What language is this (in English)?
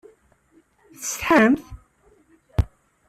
Kabyle